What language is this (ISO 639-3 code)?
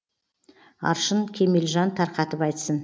kaz